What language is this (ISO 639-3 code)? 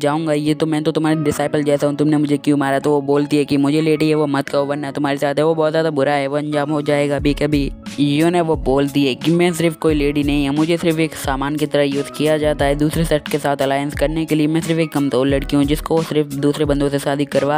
hin